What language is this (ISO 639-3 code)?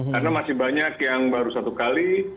ind